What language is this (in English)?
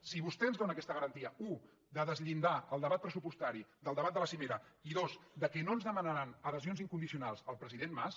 Catalan